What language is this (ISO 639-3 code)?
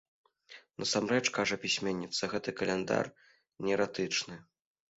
bel